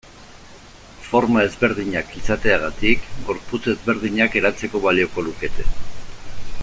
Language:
Basque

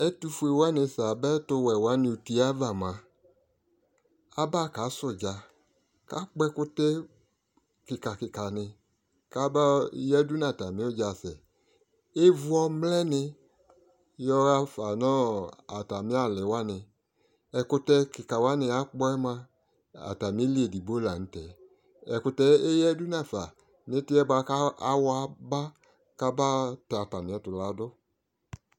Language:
Ikposo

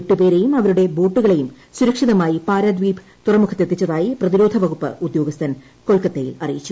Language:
Malayalam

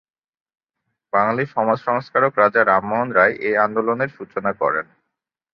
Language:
Bangla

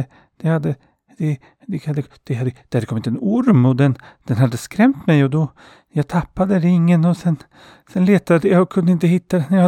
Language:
Swedish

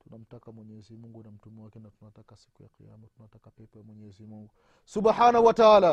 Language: Swahili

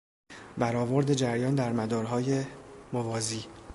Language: Persian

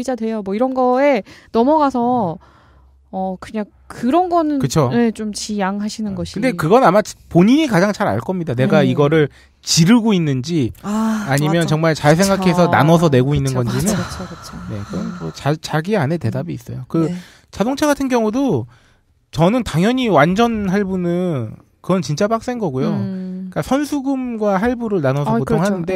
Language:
Korean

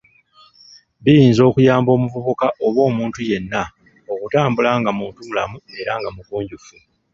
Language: Ganda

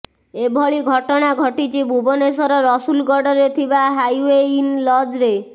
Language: Odia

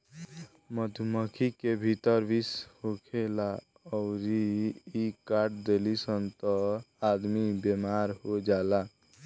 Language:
Bhojpuri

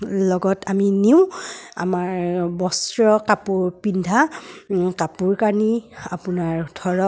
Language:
Assamese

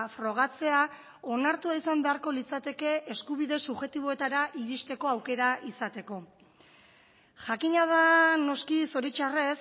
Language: Basque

